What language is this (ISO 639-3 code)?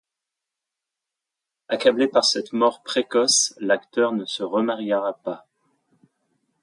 fra